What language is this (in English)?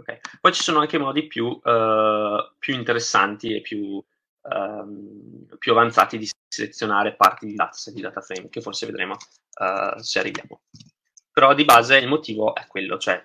Italian